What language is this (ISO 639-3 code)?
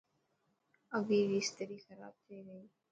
mki